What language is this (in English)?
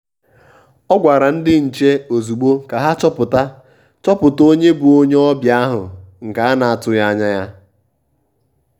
Igbo